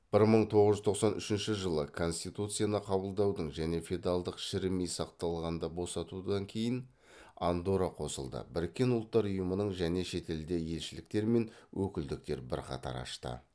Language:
Kazakh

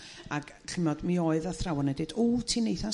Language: Welsh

